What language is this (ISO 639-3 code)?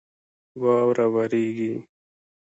pus